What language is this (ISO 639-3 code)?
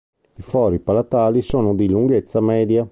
ita